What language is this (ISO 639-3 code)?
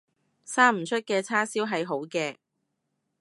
yue